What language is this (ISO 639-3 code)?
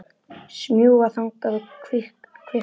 isl